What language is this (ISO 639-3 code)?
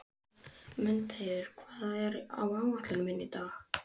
isl